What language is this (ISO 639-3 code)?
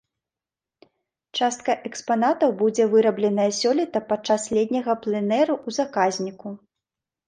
bel